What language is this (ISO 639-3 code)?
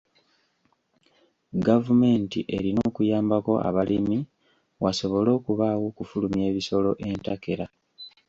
lug